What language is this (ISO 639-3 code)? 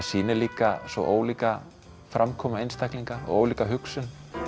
isl